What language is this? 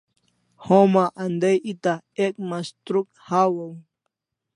Kalasha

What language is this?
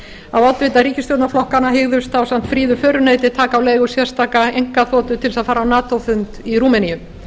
Icelandic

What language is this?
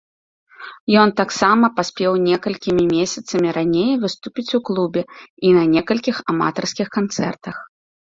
Belarusian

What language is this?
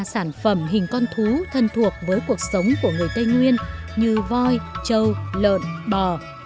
Vietnamese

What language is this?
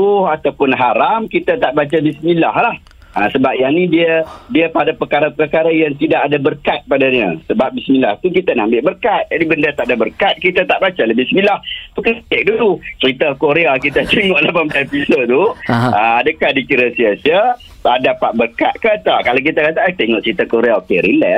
Malay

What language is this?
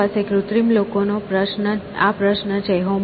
Gujarati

